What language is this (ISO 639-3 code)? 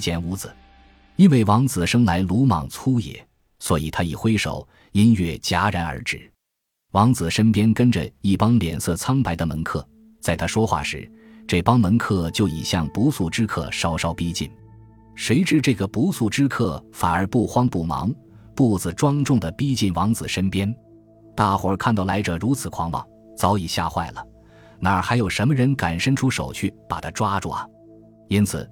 zho